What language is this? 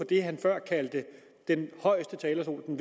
Danish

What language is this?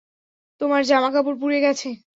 Bangla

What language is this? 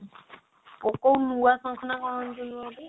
Odia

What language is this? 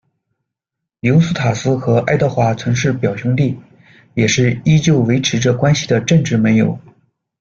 Chinese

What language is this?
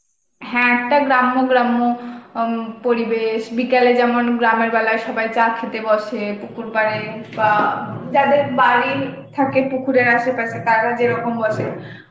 Bangla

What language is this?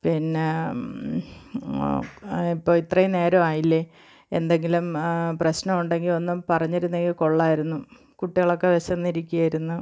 Malayalam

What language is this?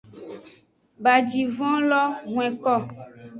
Aja (Benin)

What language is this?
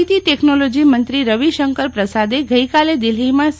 Gujarati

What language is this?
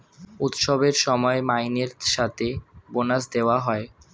Bangla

